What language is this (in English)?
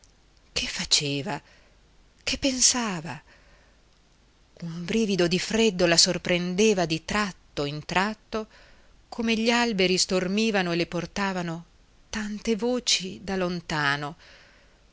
Italian